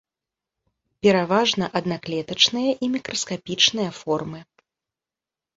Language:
Belarusian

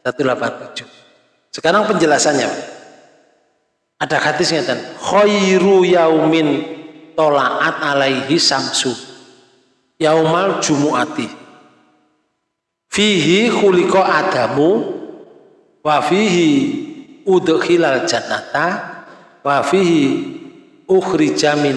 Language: Indonesian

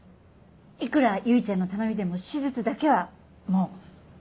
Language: Japanese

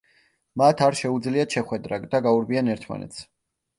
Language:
Georgian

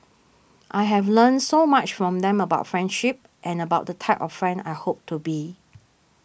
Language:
English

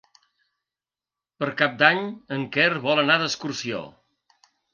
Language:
Catalan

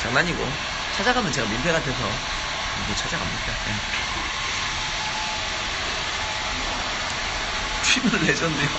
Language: Korean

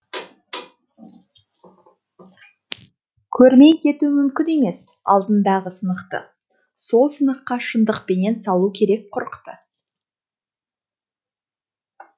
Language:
Kazakh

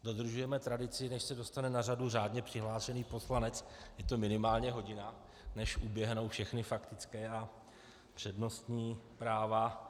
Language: Czech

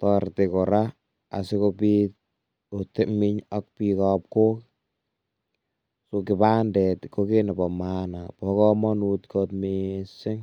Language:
Kalenjin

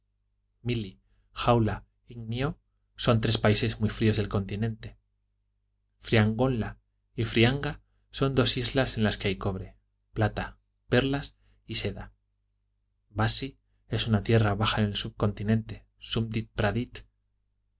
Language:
Spanish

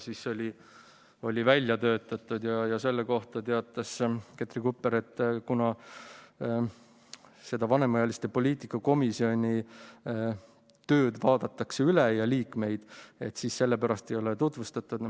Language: Estonian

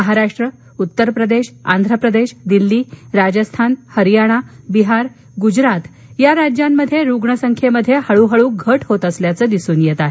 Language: Marathi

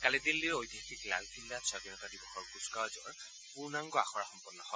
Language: Assamese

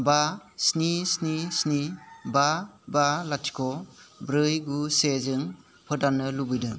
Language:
Bodo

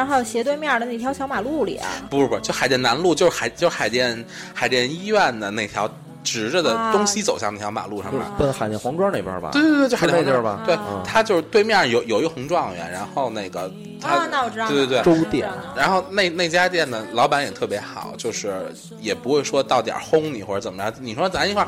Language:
Chinese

